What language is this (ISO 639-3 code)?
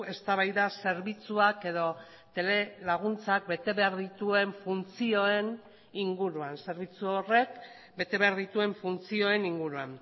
eus